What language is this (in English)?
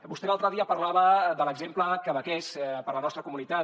Catalan